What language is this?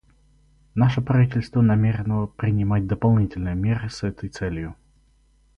Russian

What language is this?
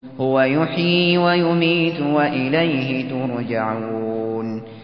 Arabic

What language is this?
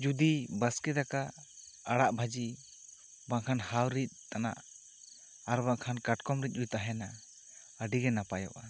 Santali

